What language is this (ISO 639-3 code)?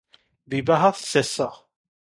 ori